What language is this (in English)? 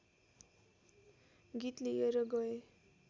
Nepali